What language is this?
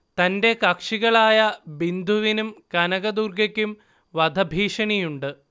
Malayalam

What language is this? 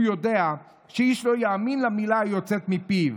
Hebrew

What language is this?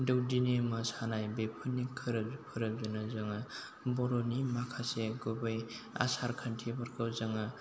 Bodo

